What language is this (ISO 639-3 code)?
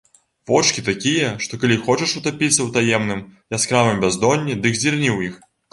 bel